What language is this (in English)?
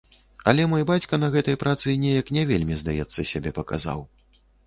Belarusian